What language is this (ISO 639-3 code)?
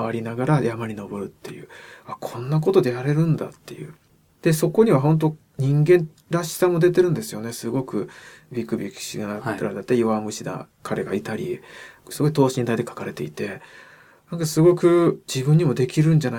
jpn